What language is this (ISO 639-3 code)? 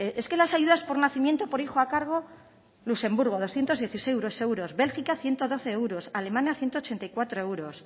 spa